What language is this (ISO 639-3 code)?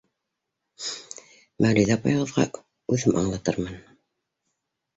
bak